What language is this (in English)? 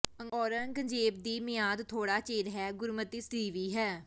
Punjabi